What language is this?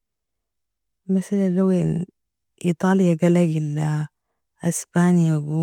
Nobiin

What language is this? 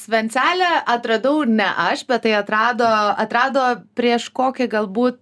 Lithuanian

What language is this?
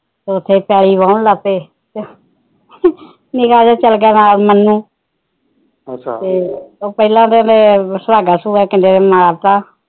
Punjabi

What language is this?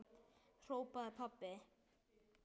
Icelandic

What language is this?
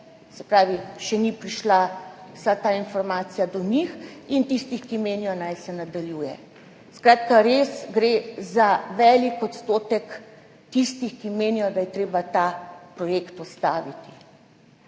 Slovenian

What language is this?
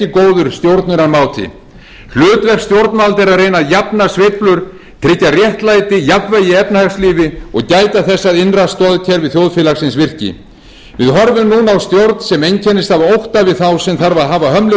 Icelandic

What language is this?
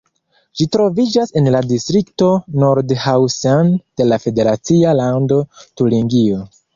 Esperanto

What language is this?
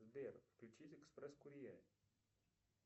Russian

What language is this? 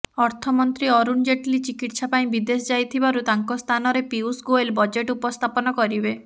Odia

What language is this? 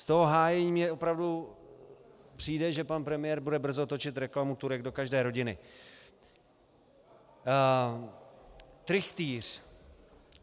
Czech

